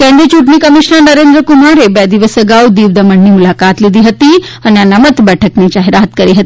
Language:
Gujarati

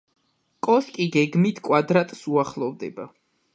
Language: Georgian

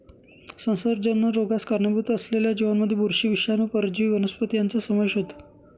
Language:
Marathi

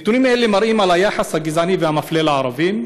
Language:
Hebrew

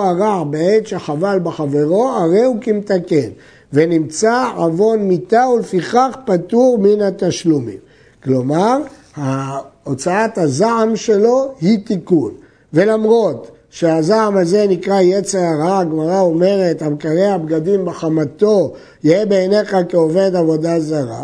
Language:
Hebrew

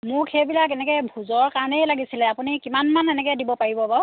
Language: Assamese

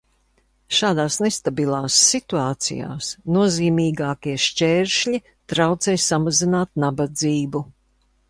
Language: Latvian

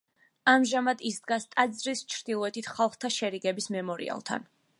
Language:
Georgian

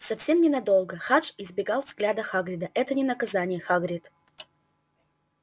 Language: Russian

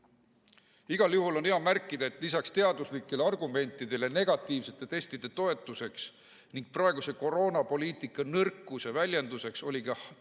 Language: Estonian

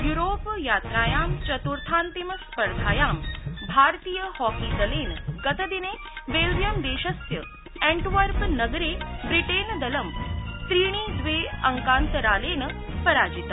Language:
Sanskrit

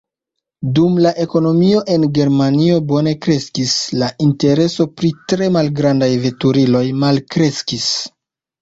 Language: Esperanto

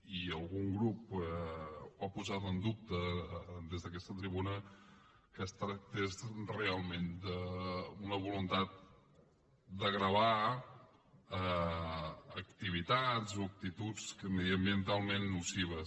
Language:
Catalan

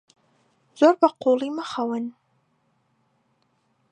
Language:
Central Kurdish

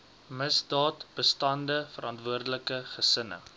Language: Afrikaans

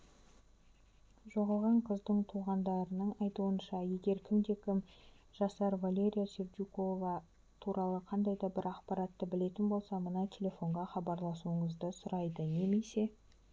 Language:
Kazakh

